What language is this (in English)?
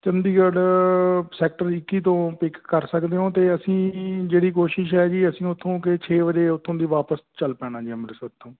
Punjabi